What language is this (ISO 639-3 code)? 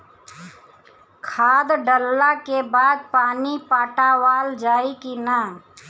bho